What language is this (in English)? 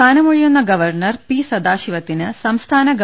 Malayalam